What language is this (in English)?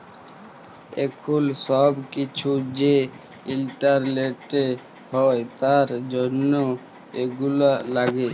Bangla